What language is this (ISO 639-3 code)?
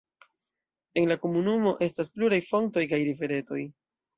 epo